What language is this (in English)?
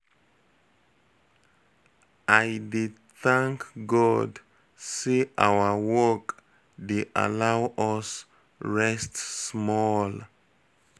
Nigerian Pidgin